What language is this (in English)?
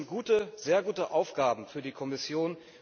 German